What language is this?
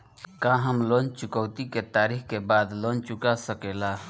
Bhojpuri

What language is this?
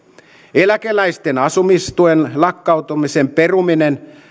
Finnish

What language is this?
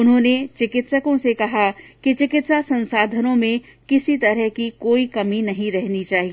Hindi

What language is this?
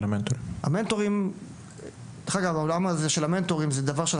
Hebrew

